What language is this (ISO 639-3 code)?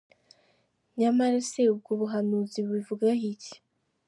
kin